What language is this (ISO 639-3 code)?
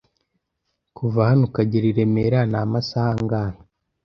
kin